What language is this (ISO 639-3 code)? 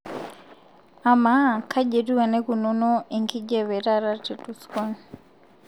mas